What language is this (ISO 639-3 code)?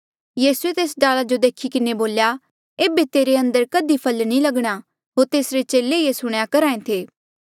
mjl